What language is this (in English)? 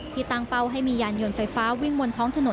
Thai